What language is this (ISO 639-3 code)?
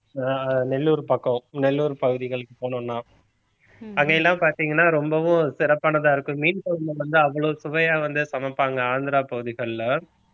tam